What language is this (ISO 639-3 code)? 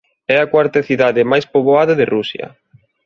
glg